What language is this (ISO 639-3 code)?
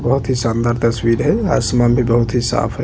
hin